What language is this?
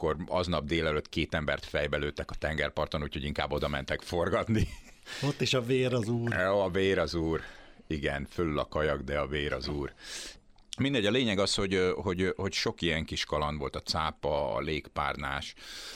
Hungarian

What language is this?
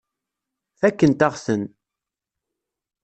Kabyle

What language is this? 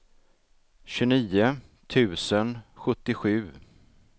Swedish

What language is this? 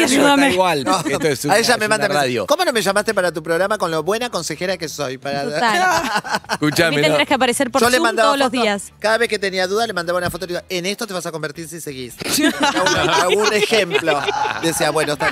Spanish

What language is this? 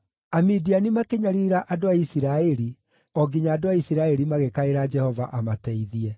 Kikuyu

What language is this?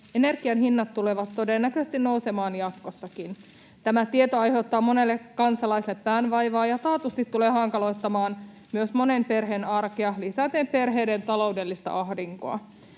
Finnish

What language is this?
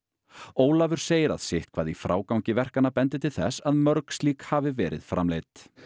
Icelandic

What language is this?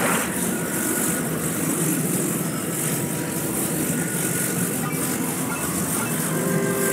Italian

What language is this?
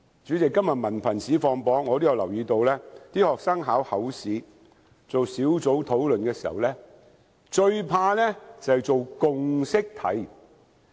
Cantonese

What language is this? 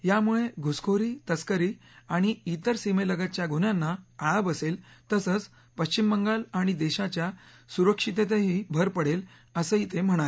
Marathi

